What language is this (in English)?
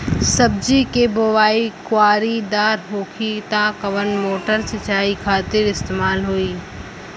Bhojpuri